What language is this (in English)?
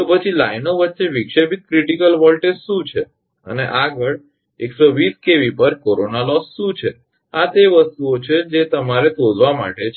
Gujarati